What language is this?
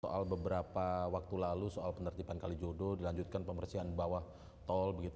Indonesian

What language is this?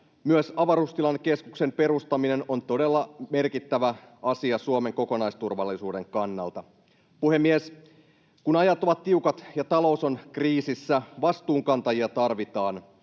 Finnish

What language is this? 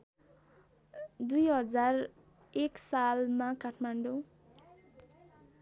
Nepali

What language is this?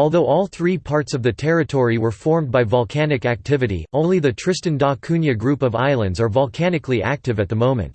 English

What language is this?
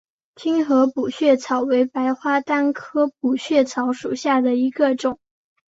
Chinese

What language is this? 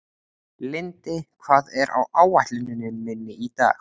Icelandic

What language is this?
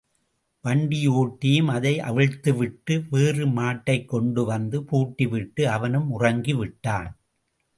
Tamil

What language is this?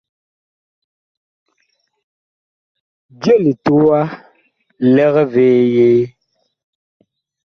Bakoko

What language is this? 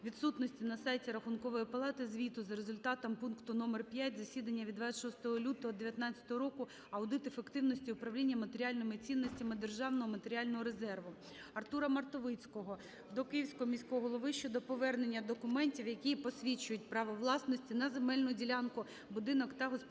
Ukrainian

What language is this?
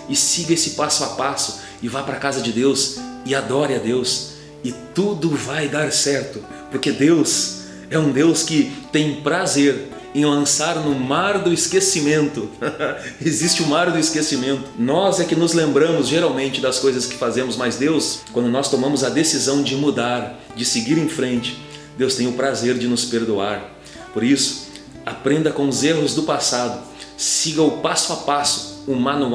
Portuguese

